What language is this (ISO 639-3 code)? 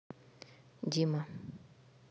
rus